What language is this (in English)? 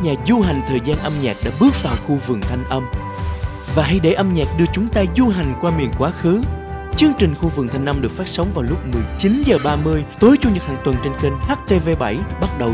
Vietnamese